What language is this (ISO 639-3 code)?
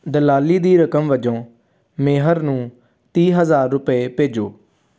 pan